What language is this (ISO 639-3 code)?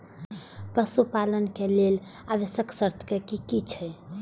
mai